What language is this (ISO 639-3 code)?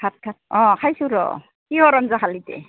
asm